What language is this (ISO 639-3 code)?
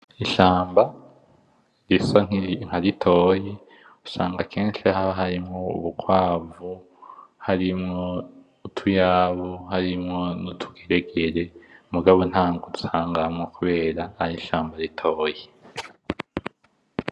run